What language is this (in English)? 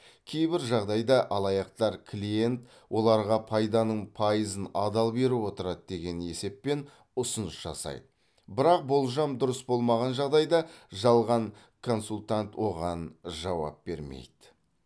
Kazakh